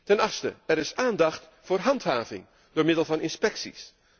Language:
Dutch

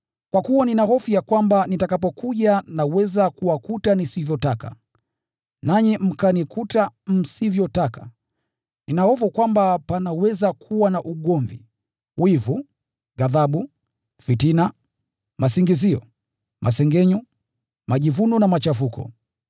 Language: Swahili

